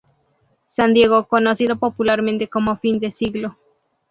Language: Spanish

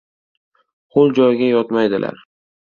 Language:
Uzbek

